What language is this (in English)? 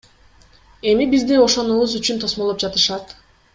Kyrgyz